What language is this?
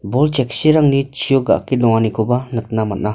Garo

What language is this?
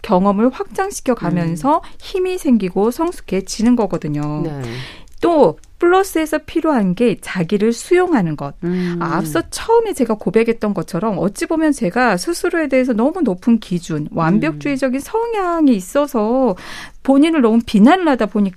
Korean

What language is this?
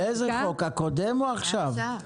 Hebrew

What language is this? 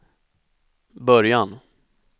Swedish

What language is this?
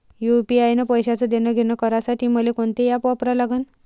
Marathi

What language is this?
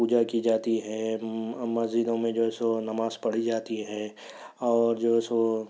Urdu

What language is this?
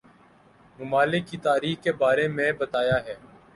Urdu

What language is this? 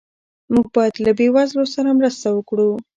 Pashto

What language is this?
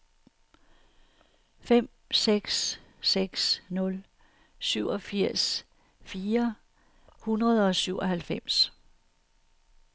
Danish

